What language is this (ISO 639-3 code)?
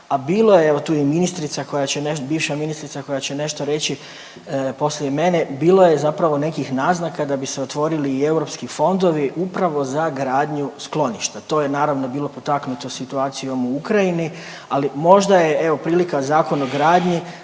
hrv